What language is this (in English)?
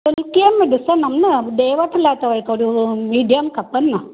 Sindhi